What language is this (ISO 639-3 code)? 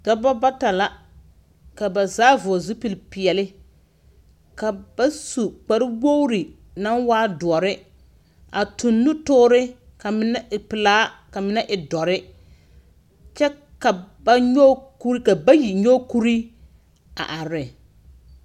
dga